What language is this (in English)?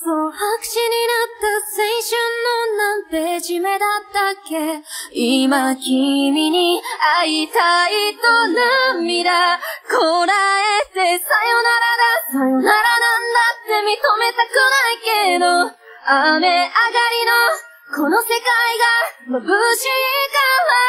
Japanese